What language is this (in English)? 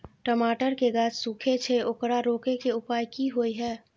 Maithili